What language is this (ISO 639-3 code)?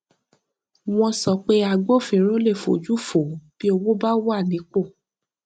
yor